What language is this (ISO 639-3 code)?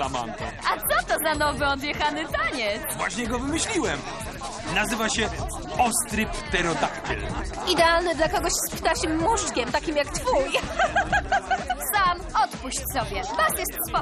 pol